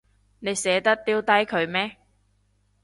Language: Cantonese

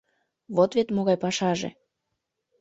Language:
Mari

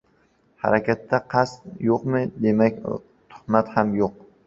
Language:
Uzbek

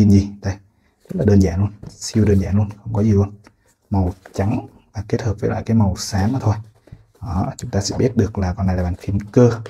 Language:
Vietnamese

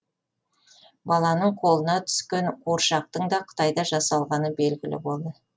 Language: Kazakh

